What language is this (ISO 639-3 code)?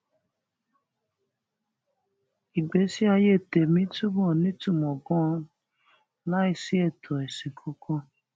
yor